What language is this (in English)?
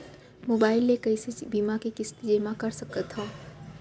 Chhattisgarhi